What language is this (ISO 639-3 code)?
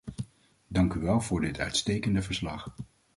nld